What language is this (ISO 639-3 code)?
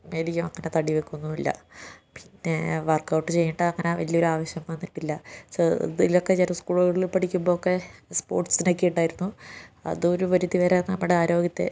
mal